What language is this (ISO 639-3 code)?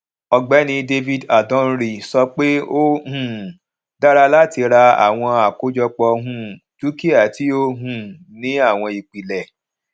yor